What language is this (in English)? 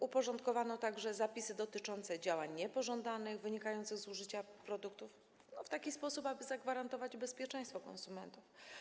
Polish